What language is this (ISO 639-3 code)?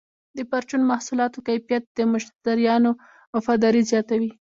pus